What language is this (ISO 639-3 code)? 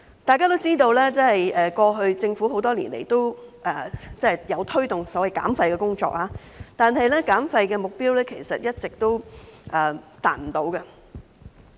yue